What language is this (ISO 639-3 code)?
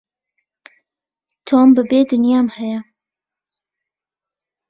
ckb